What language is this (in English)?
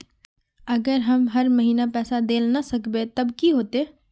Magahi